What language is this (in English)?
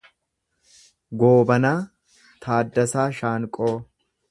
Oromo